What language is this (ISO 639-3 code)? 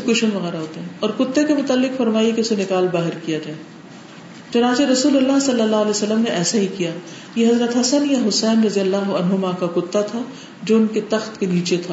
urd